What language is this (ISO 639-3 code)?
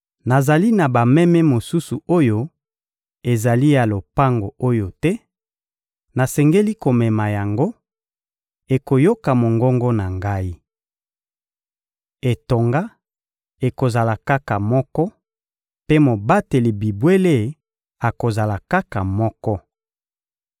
lin